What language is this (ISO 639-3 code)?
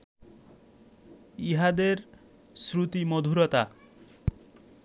ben